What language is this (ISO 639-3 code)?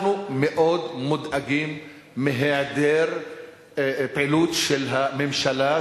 heb